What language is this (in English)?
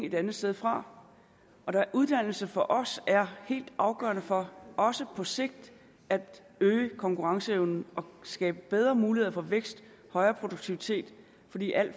Danish